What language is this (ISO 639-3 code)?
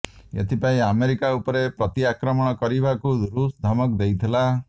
ori